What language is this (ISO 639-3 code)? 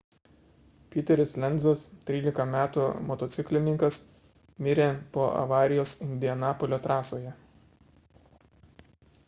lit